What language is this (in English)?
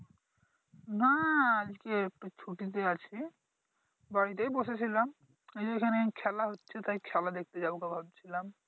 Bangla